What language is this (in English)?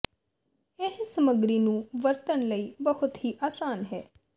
Punjabi